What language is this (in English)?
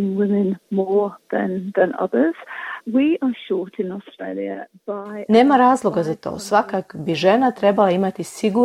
Croatian